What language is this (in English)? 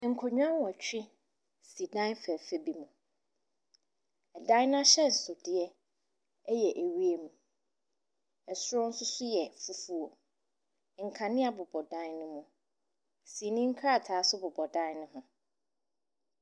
Akan